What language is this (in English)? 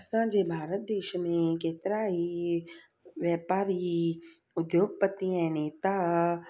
Sindhi